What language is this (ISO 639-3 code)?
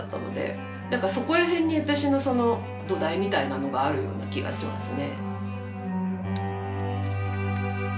jpn